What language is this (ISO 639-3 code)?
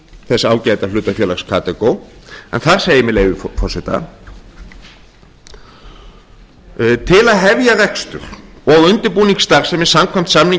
isl